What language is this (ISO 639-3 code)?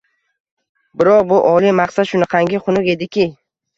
uzb